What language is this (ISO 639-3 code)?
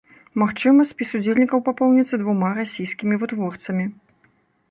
bel